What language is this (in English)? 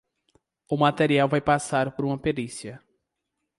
Portuguese